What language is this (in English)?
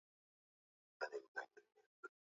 Swahili